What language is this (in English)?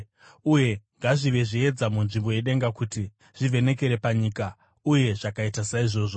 Shona